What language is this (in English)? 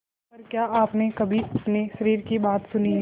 Hindi